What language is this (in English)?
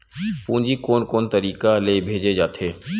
Chhattisgarhi